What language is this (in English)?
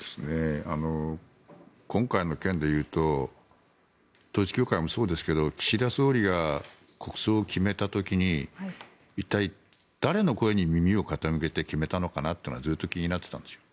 Japanese